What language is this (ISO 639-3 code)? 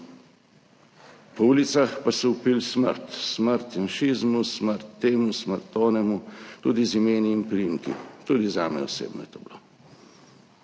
slv